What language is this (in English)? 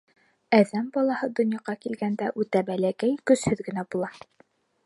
Bashkir